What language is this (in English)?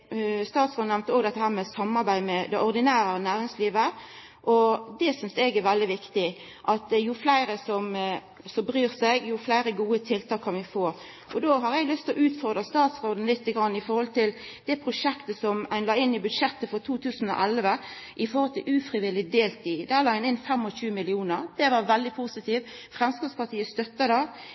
Norwegian Nynorsk